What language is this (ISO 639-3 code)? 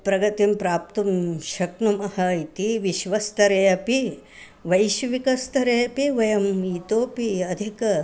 san